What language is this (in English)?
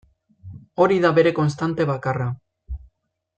Basque